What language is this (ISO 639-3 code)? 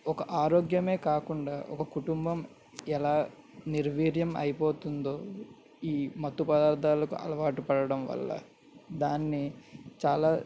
tel